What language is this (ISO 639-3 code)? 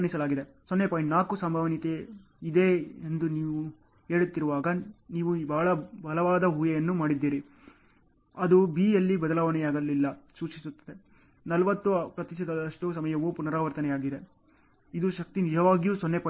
kan